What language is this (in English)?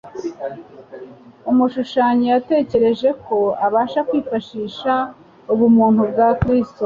Kinyarwanda